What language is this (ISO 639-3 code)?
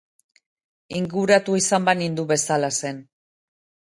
eus